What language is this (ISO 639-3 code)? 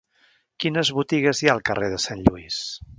cat